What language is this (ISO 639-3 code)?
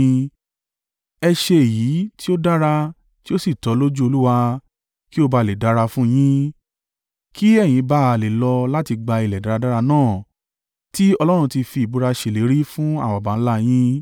yor